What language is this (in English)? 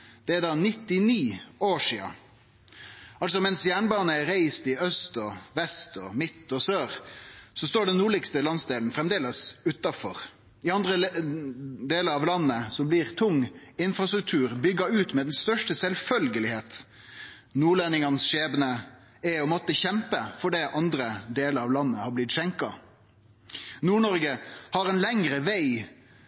Norwegian Nynorsk